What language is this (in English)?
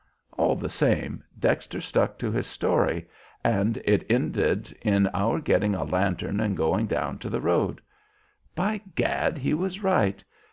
English